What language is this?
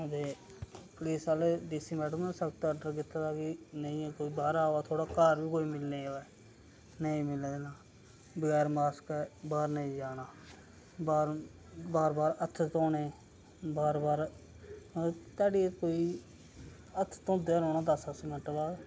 Dogri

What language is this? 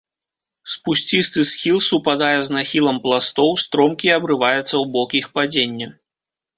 Belarusian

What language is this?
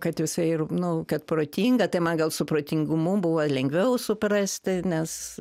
Lithuanian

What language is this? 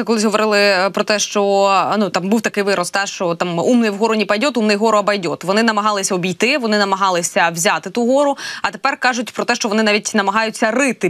Ukrainian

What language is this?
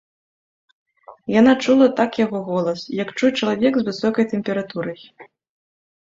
Belarusian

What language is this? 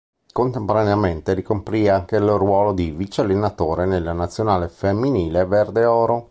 Italian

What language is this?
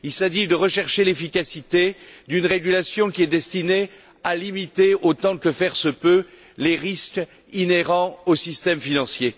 French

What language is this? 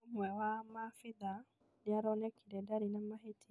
Kikuyu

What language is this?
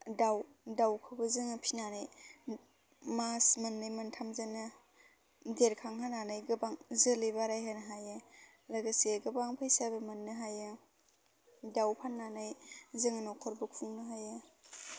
Bodo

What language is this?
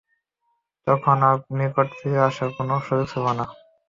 Bangla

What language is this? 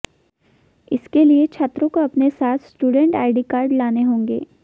Hindi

